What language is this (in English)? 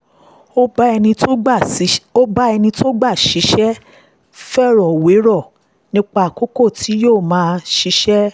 Yoruba